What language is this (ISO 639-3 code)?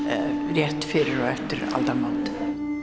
isl